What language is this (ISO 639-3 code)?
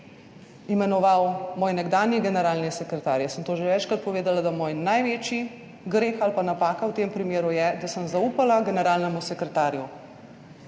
slv